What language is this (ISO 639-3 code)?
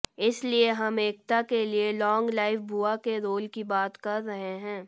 hin